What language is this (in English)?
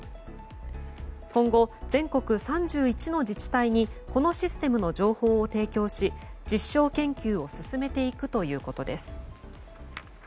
Japanese